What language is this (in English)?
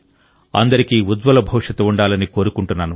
Telugu